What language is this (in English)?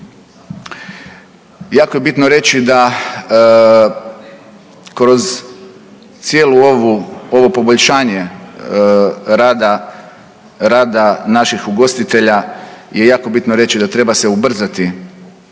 Croatian